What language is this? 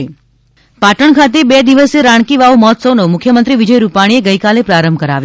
Gujarati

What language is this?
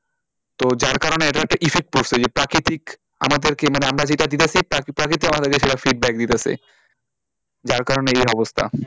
Bangla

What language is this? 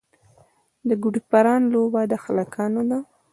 Pashto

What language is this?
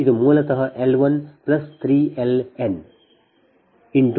Kannada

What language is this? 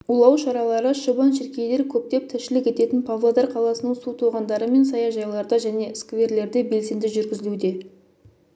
Kazakh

